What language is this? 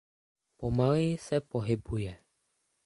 Czech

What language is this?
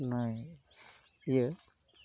Santali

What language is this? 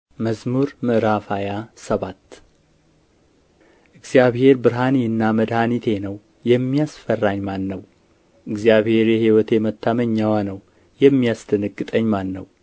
Amharic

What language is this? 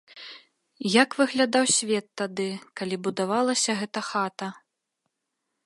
Belarusian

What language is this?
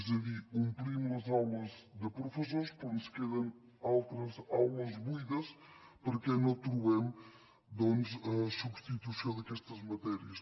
Catalan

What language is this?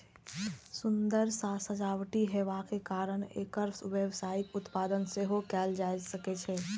Maithili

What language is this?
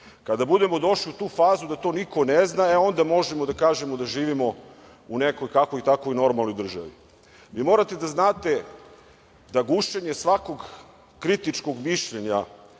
Serbian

